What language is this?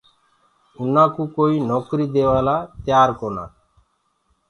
Gurgula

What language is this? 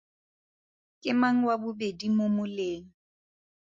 Tswana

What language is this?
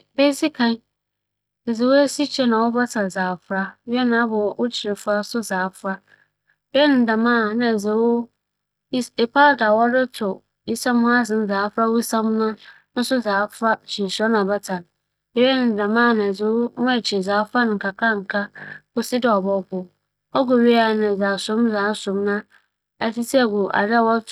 Akan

